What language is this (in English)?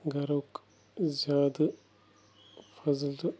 Kashmiri